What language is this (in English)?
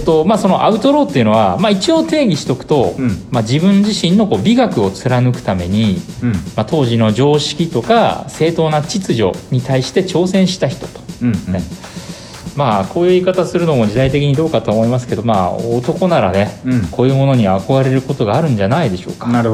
Japanese